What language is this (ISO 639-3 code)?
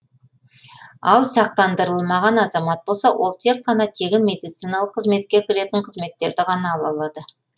kaz